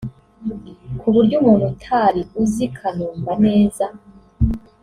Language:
Kinyarwanda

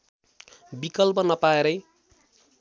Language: Nepali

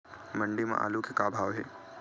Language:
Chhattisgarhi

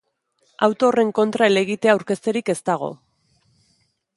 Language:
Basque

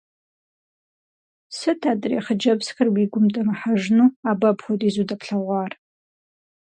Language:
Kabardian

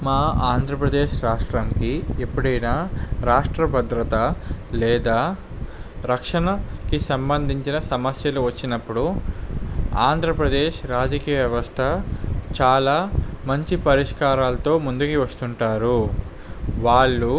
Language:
Telugu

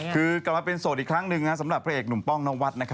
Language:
Thai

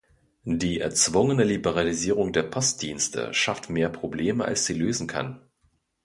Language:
German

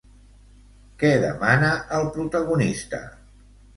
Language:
Catalan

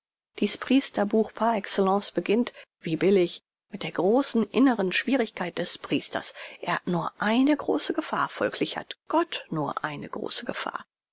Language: German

